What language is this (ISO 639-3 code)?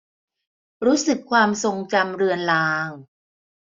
tha